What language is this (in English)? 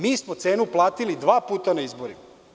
Serbian